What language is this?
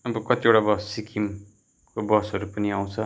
Nepali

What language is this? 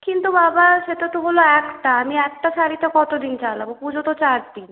Bangla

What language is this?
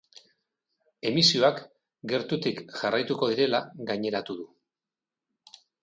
Basque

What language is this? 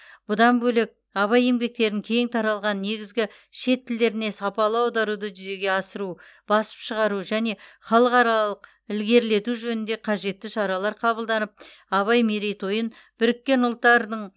Kazakh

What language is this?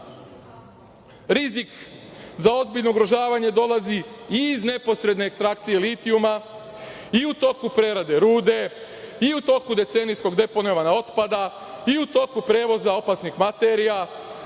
Serbian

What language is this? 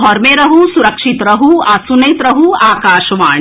Maithili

